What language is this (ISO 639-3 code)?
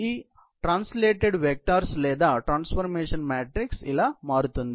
tel